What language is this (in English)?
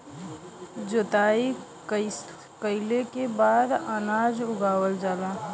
Bhojpuri